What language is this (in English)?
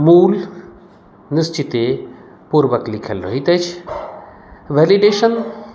Maithili